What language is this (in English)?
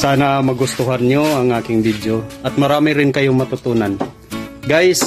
Filipino